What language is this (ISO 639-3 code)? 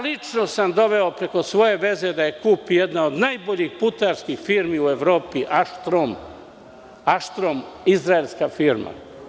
srp